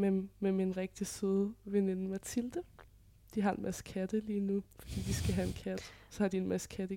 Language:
Danish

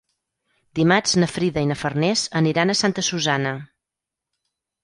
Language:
Catalan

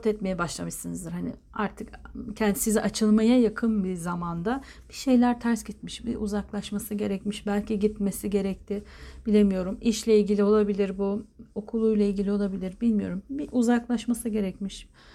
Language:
Turkish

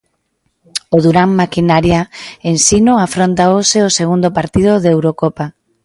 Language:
Galician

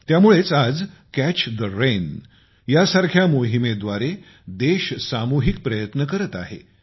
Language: Marathi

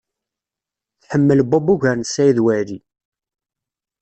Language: Kabyle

